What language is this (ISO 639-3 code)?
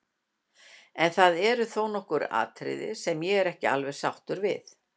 isl